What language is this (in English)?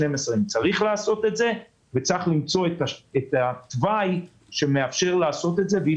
Hebrew